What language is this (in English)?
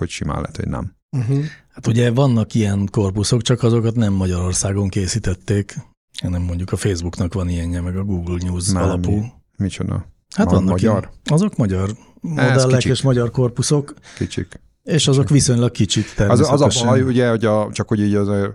Hungarian